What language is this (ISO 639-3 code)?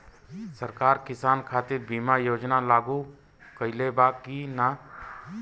bho